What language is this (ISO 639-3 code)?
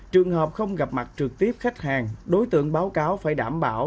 vie